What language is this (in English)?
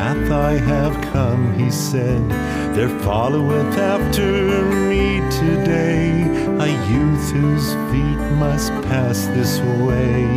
Bulgarian